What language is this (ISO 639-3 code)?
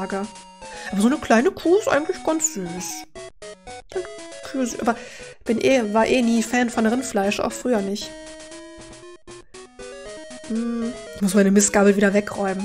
deu